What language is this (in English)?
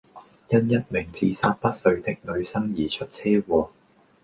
Cantonese